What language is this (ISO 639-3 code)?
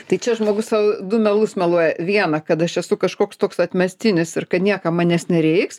lit